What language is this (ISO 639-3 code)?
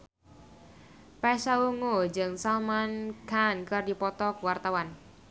sun